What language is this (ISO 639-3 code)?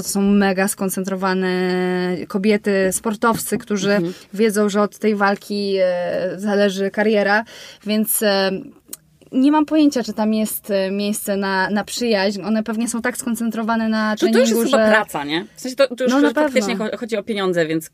pol